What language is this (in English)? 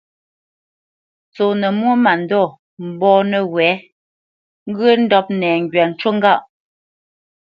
Bamenyam